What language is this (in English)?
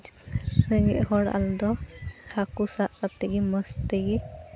Santali